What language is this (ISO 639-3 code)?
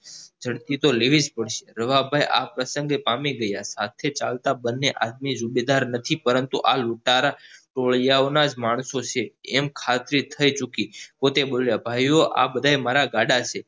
guj